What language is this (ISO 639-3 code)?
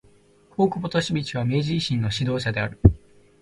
jpn